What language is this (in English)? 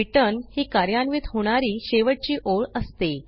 Marathi